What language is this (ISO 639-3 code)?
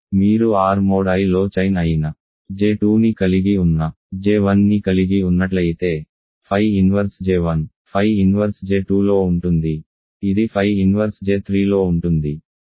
tel